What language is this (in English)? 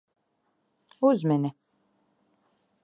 Latvian